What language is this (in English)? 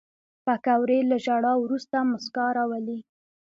Pashto